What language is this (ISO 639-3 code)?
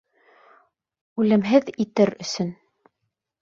bak